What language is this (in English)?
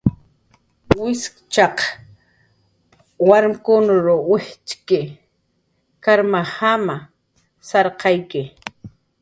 Jaqaru